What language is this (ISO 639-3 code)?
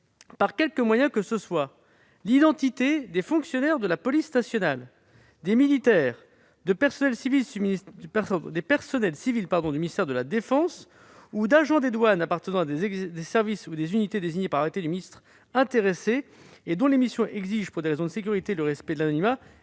fra